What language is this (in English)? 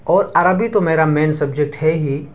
Urdu